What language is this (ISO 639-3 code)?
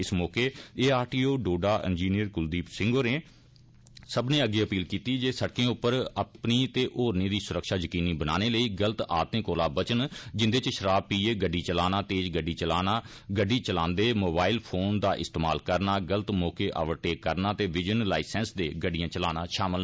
doi